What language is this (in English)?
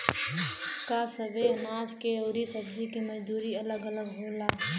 Bhojpuri